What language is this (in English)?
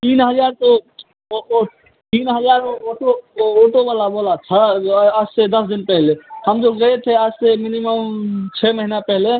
Hindi